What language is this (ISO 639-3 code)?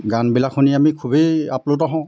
asm